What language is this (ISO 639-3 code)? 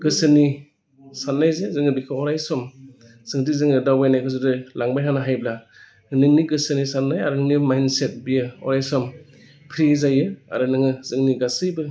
brx